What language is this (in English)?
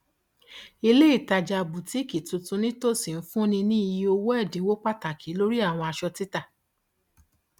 Yoruba